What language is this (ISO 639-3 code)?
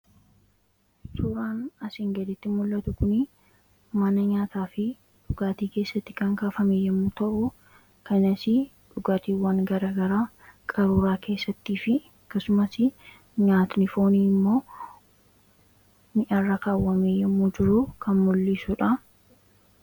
orm